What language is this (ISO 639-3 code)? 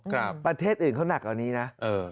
tha